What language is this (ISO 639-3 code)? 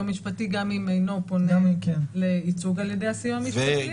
heb